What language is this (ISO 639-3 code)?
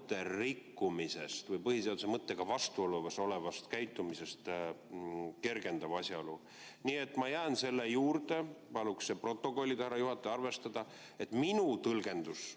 est